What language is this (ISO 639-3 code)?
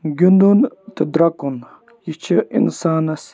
kas